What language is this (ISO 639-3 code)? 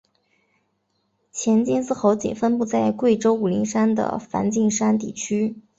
zho